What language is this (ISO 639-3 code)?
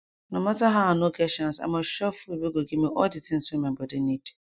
pcm